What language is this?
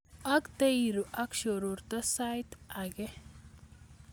Kalenjin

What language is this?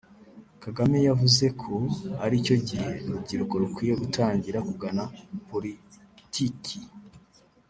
Kinyarwanda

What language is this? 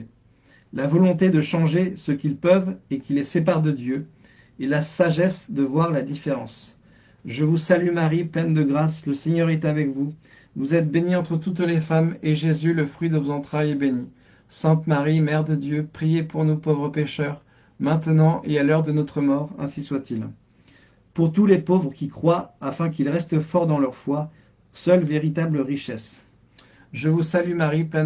French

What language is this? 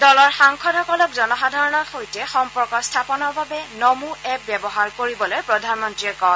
Assamese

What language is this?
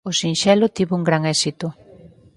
Galician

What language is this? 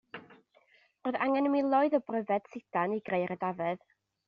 Welsh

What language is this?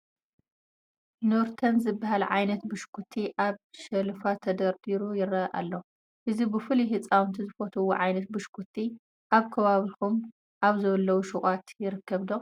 Tigrinya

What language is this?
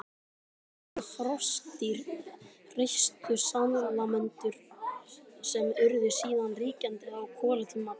Icelandic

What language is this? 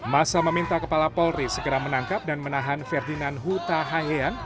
Indonesian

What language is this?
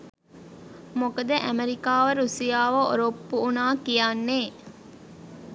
Sinhala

